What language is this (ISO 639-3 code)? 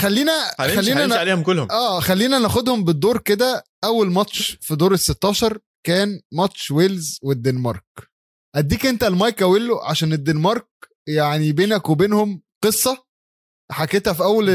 ara